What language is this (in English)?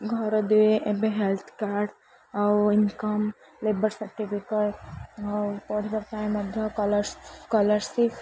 Odia